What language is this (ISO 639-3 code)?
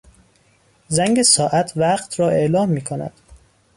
fas